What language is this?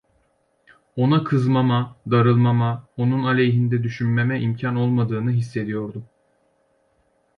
Turkish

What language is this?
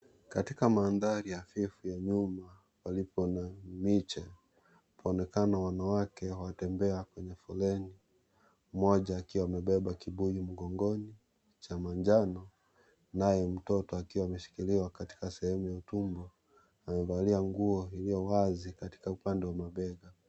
Swahili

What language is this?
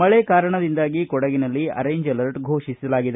Kannada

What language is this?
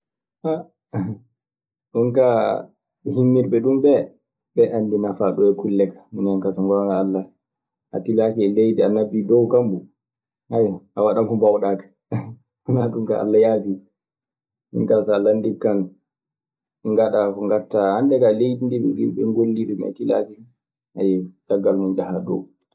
Maasina Fulfulde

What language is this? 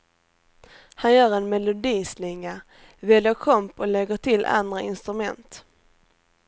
Swedish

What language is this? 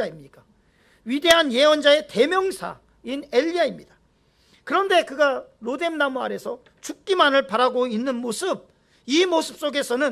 Korean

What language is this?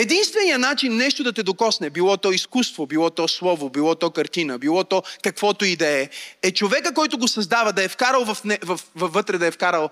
Bulgarian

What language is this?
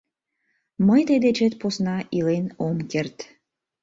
Mari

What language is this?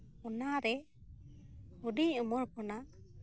Santali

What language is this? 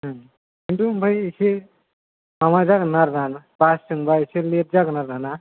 Bodo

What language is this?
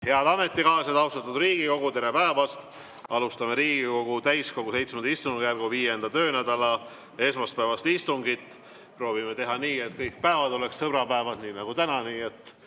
Estonian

